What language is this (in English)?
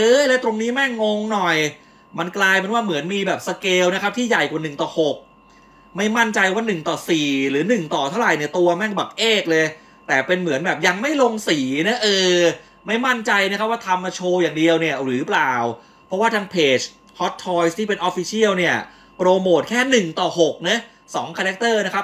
Thai